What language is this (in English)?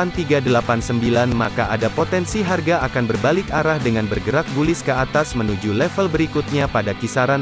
Indonesian